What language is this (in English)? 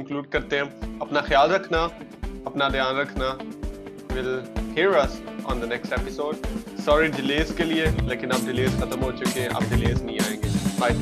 Urdu